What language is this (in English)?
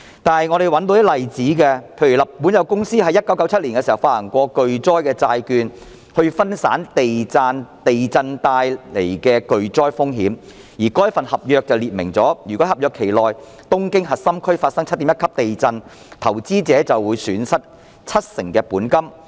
Cantonese